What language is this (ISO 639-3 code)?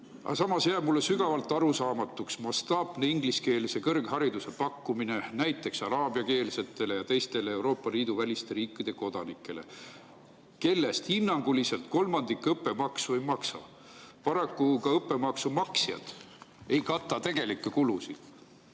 est